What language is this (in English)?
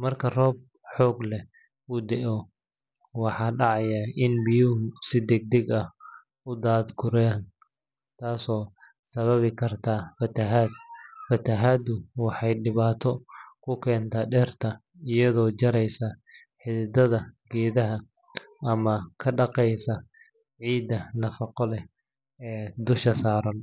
Somali